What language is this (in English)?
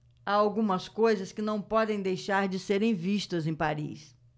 Portuguese